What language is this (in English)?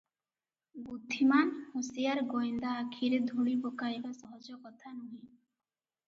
Odia